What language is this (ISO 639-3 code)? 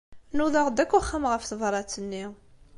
kab